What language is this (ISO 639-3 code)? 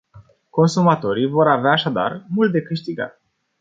ron